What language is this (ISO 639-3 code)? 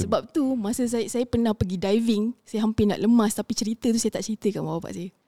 msa